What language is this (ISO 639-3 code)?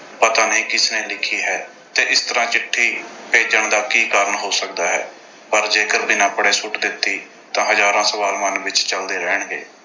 pan